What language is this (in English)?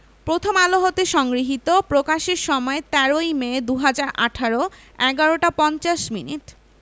Bangla